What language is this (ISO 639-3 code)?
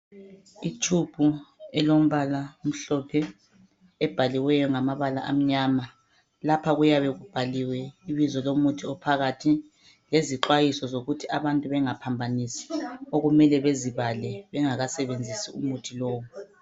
nde